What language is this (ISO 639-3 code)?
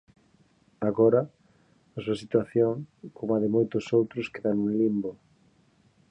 glg